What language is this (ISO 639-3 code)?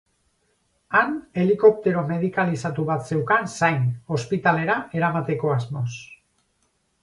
eus